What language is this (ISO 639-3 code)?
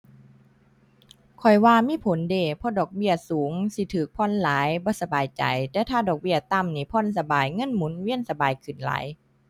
tha